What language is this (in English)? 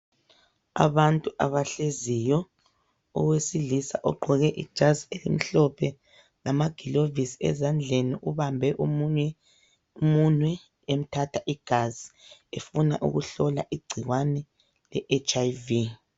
North Ndebele